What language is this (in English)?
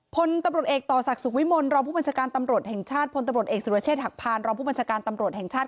Thai